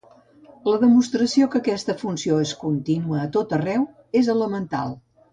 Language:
Catalan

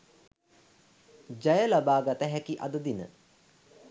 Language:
Sinhala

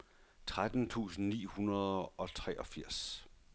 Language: Danish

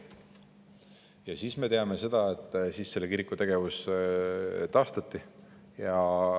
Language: Estonian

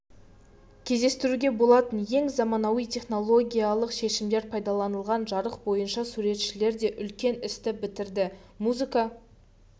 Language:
Kazakh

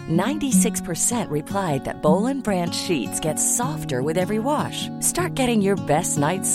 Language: Filipino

